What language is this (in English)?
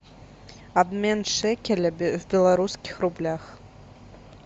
Russian